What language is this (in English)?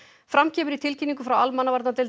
Icelandic